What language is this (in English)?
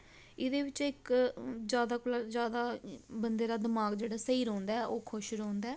Dogri